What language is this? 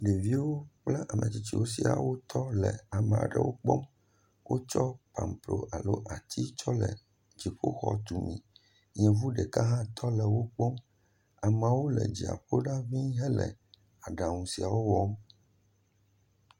Ewe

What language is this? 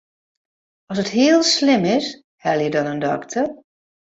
Western Frisian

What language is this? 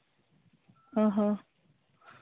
Santali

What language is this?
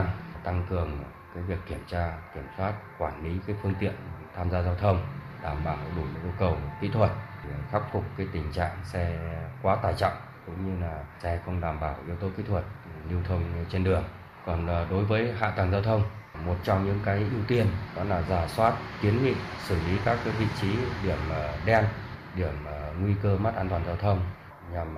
Vietnamese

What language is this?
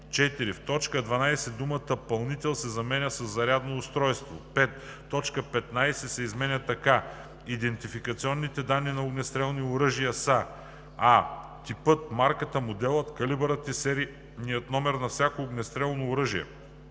Bulgarian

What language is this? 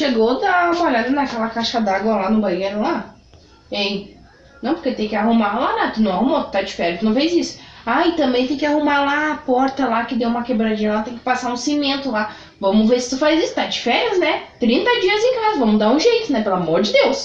Portuguese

